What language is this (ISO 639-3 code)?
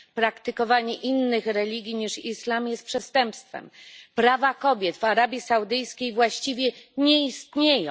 pol